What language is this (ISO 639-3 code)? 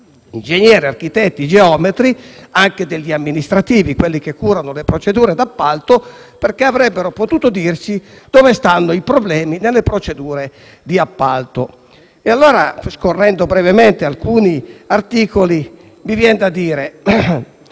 ita